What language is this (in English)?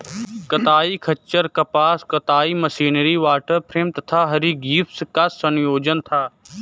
Hindi